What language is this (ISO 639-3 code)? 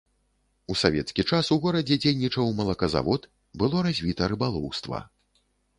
bel